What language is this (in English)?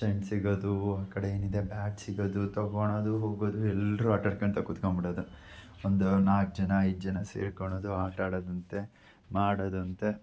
Kannada